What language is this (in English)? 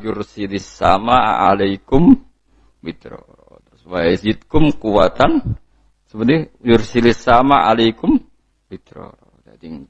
Indonesian